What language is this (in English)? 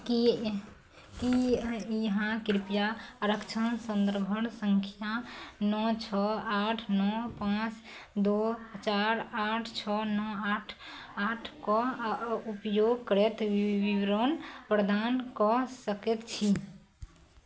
Maithili